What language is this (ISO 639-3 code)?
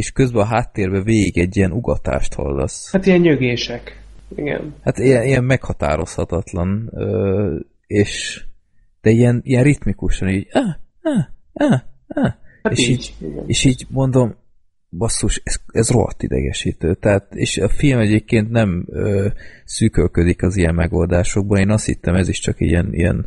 hun